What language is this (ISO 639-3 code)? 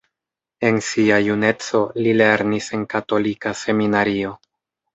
epo